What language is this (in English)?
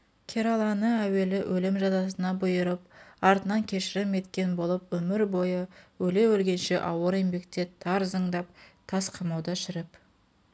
Kazakh